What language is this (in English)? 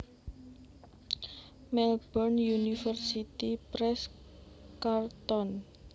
Javanese